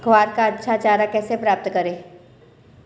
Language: Hindi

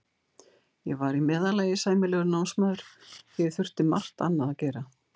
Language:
Icelandic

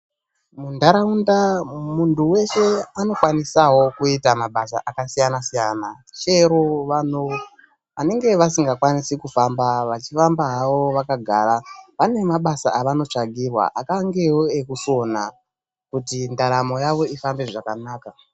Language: Ndau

